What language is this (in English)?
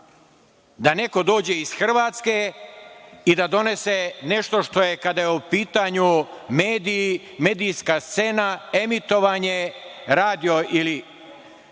Serbian